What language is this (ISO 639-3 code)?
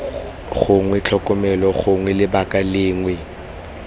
tsn